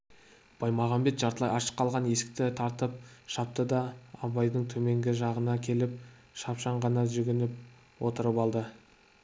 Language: Kazakh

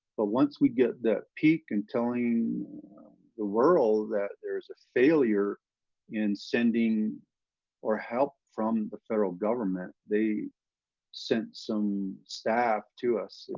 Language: English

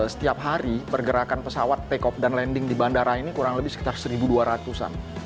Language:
Indonesian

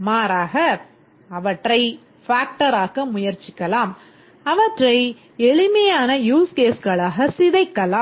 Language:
Tamil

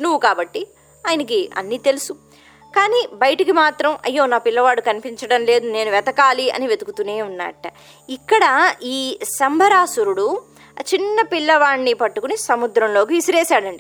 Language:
Telugu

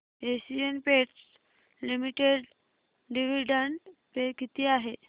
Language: Marathi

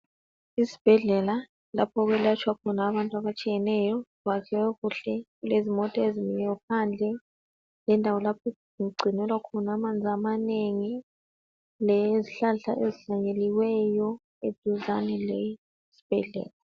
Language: North Ndebele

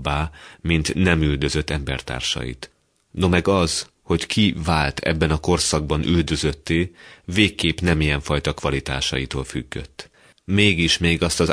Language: Hungarian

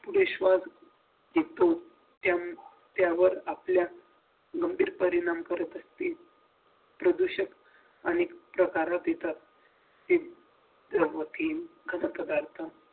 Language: Marathi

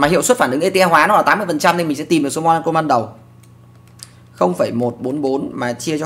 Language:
Vietnamese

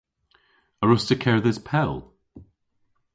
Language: Cornish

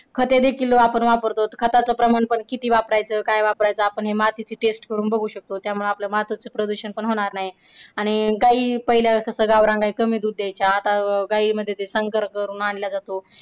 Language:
Marathi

